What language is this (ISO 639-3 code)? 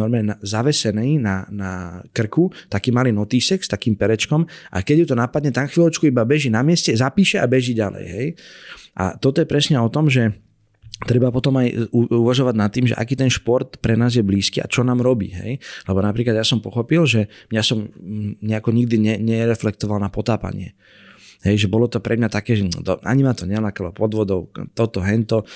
slk